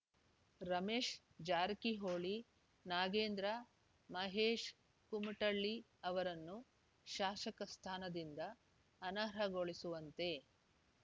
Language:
Kannada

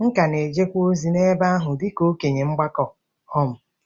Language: Igbo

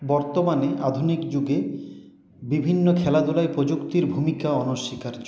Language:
Bangla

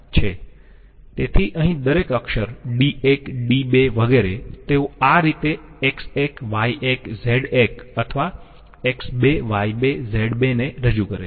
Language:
Gujarati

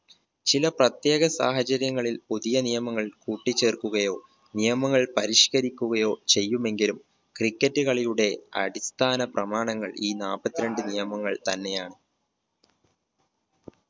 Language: Malayalam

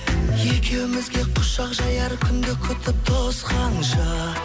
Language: Kazakh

